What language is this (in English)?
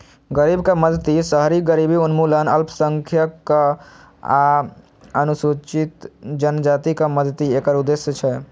Maithili